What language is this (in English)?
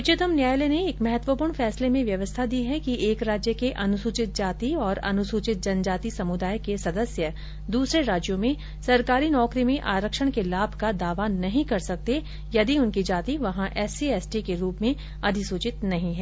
Hindi